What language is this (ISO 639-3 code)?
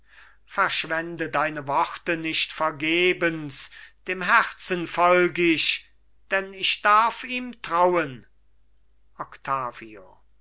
deu